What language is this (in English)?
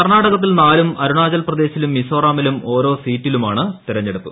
Malayalam